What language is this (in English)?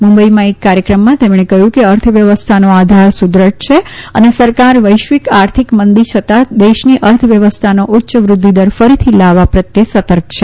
Gujarati